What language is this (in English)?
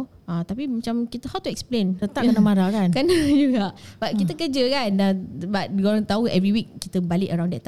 Malay